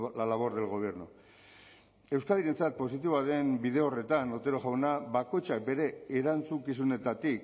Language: Basque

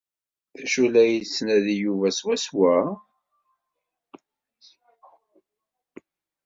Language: Kabyle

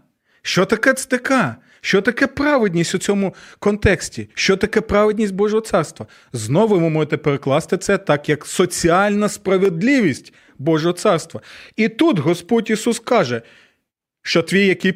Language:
Ukrainian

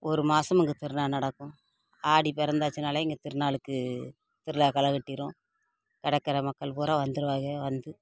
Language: Tamil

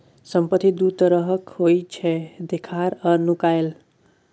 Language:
Maithili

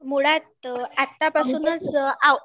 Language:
Marathi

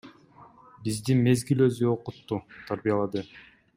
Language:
Kyrgyz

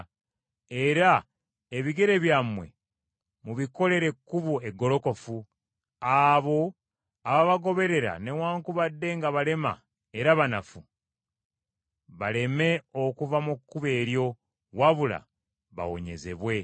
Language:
Ganda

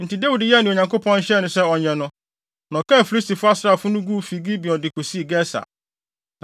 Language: Akan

